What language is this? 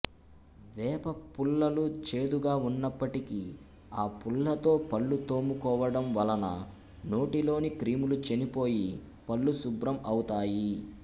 Telugu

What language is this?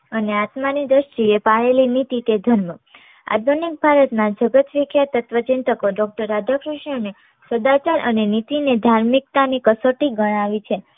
Gujarati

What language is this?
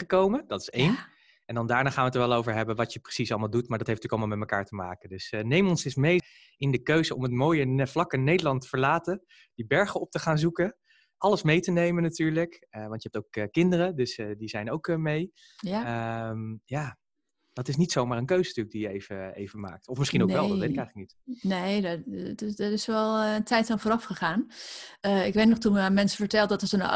Dutch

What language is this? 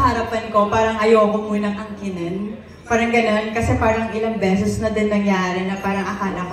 Filipino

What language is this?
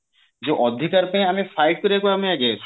Odia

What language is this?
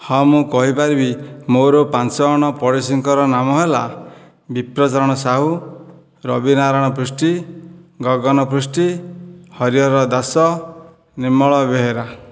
Odia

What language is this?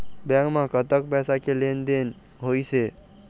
Chhattisgarhi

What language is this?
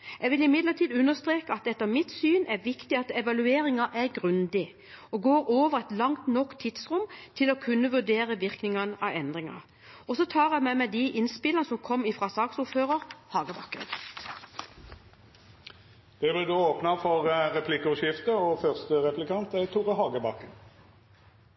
Norwegian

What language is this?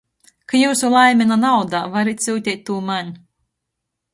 Latgalian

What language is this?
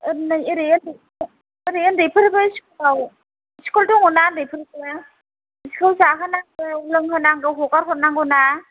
Bodo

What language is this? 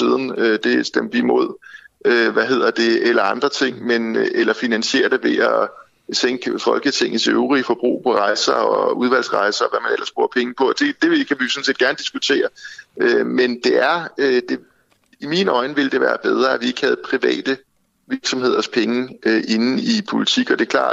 Danish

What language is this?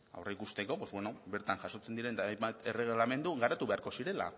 Basque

